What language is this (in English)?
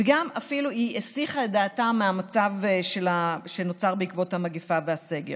Hebrew